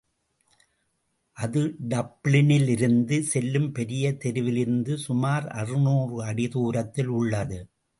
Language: Tamil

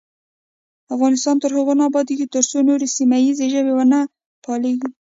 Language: Pashto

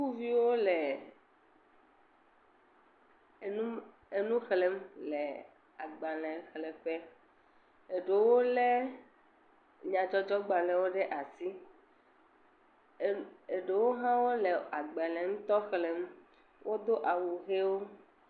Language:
Ewe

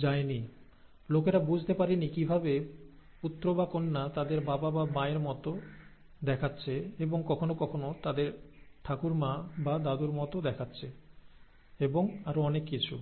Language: Bangla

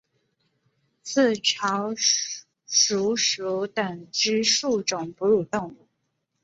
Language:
Chinese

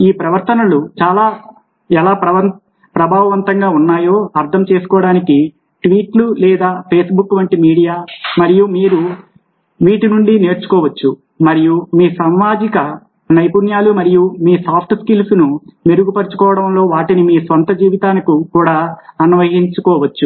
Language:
Telugu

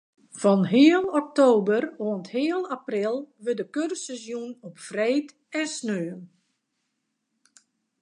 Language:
Western Frisian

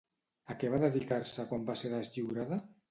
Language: Catalan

